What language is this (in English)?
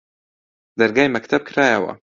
Central Kurdish